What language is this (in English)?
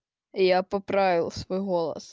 Russian